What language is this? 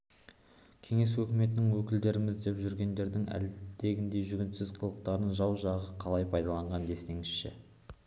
Kazakh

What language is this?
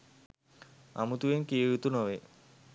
Sinhala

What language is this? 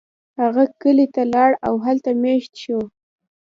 Pashto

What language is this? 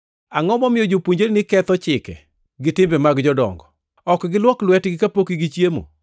Luo (Kenya and Tanzania)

